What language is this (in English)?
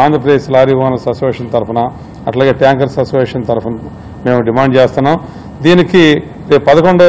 Telugu